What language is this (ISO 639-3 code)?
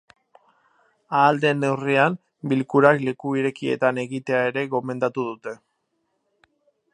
eus